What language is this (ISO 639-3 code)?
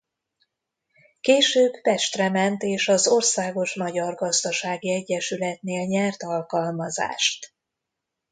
hun